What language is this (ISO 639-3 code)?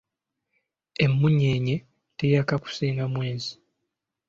lug